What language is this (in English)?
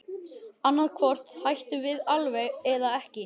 Icelandic